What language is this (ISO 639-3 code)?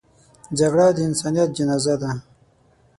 pus